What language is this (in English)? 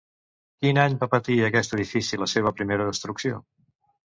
Catalan